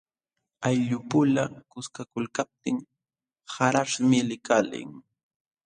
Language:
Jauja Wanca Quechua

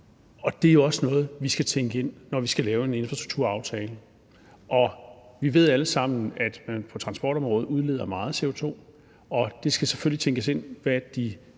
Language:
Danish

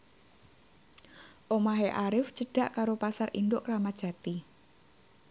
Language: Javanese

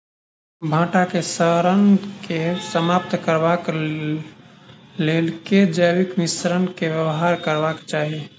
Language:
Maithili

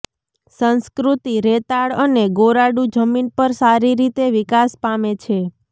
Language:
Gujarati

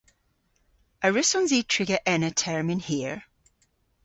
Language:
Cornish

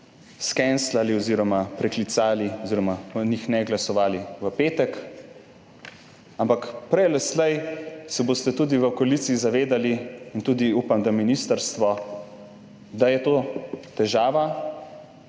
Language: Slovenian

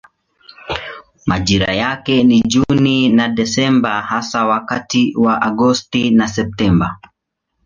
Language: Swahili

